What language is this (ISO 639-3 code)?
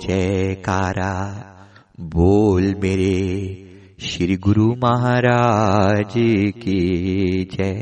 hin